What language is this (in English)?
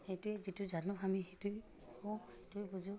Assamese